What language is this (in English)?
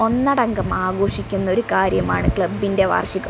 Malayalam